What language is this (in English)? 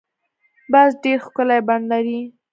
Pashto